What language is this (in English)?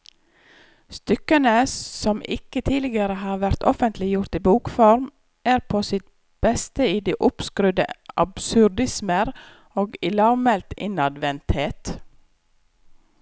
Norwegian